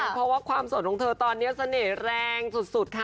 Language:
Thai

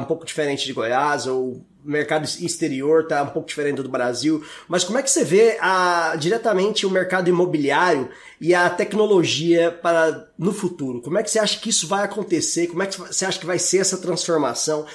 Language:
Portuguese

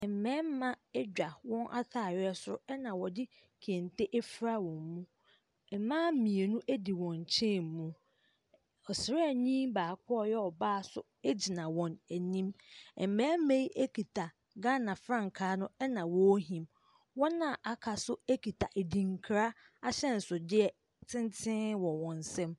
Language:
Akan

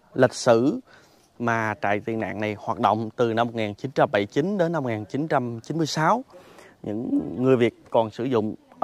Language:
Vietnamese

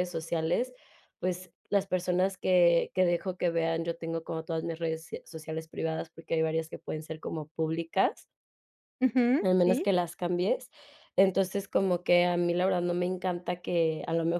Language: Spanish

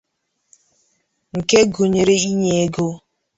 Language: Igbo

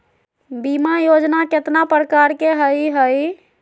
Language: Magahi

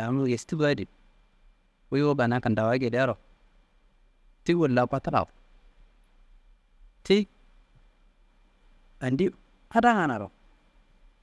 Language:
Kanembu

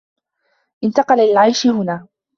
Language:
Arabic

